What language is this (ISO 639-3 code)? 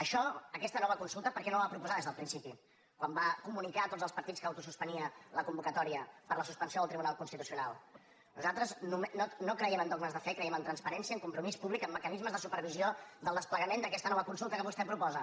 cat